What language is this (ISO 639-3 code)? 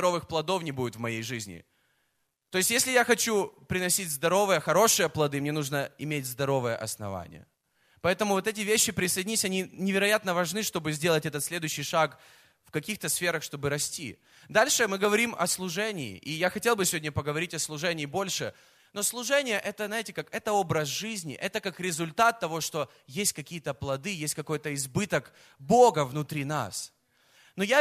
rus